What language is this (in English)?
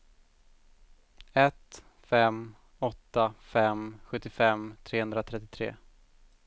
Swedish